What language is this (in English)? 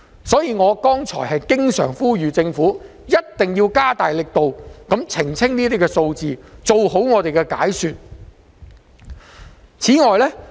Cantonese